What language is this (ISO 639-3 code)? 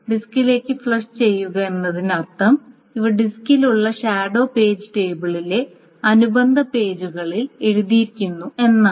mal